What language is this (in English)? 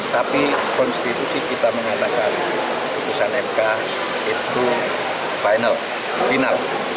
Indonesian